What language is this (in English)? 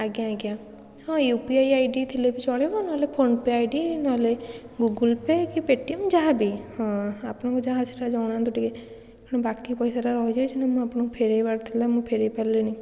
Odia